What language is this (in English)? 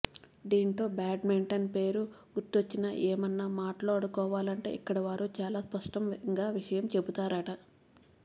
Telugu